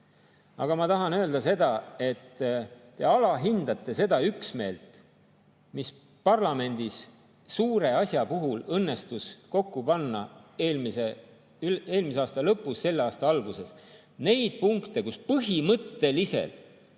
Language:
Estonian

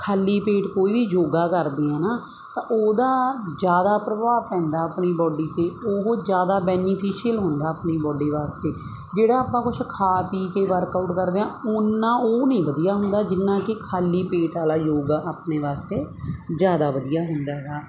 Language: Punjabi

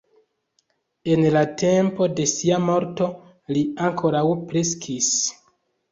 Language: Esperanto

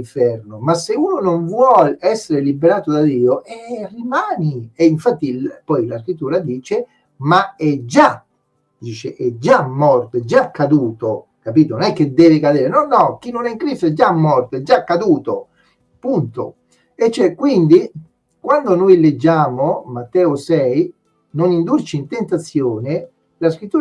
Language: Italian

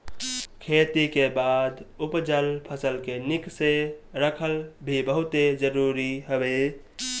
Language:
Bhojpuri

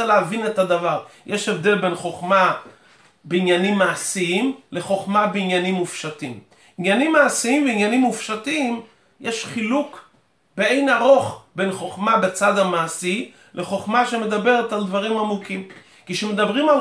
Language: Hebrew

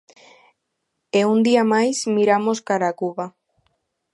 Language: Galician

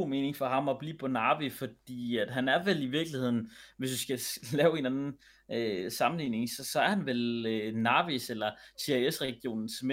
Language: Danish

